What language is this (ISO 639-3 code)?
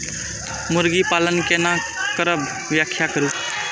mai